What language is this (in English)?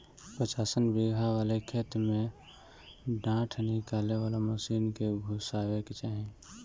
Bhojpuri